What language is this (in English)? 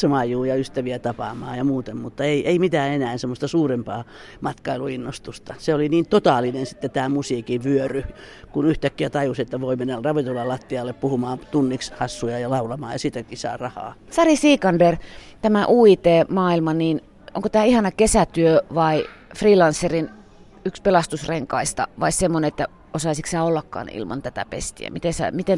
Finnish